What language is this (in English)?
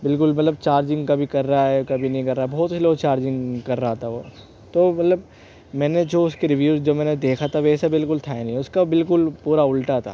Urdu